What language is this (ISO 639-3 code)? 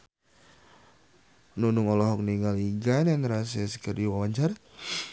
sun